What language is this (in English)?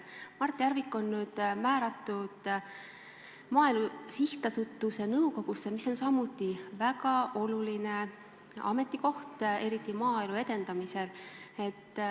Estonian